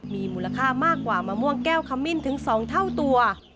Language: Thai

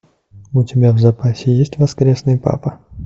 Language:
Russian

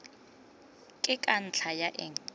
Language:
Tswana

